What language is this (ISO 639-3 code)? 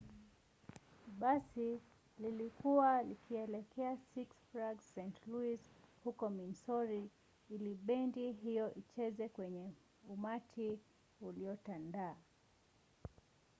swa